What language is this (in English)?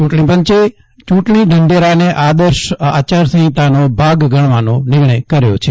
Gujarati